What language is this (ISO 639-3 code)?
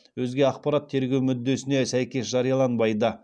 kaz